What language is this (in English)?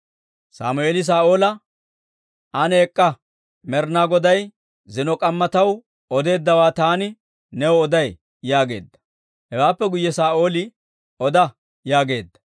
Dawro